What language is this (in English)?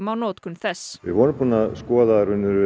Icelandic